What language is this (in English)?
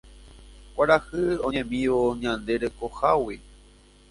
Guarani